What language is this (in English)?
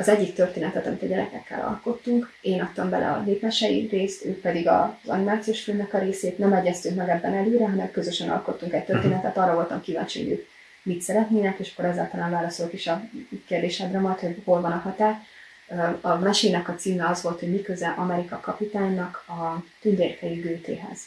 Hungarian